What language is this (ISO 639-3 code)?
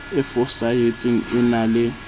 sot